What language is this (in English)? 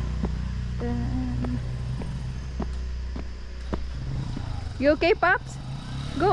Russian